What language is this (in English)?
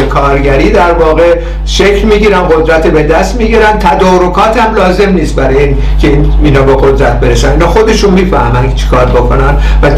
Persian